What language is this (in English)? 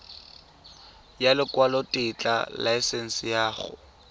Tswana